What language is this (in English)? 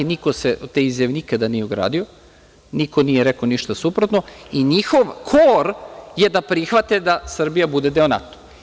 Serbian